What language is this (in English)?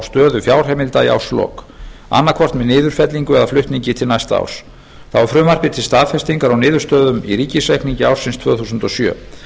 Icelandic